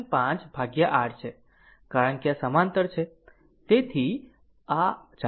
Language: Gujarati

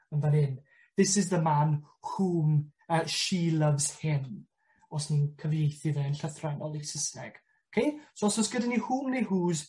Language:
Welsh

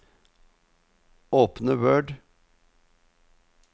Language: Norwegian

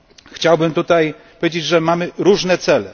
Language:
Polish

